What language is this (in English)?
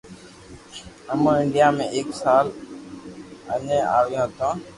Loarki